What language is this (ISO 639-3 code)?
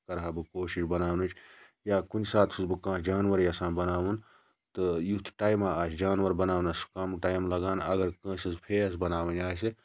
kas